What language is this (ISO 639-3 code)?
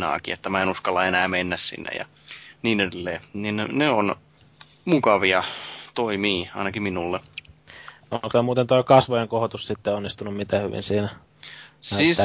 fin